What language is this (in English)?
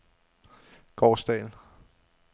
Danish